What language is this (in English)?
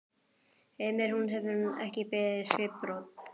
Icelandic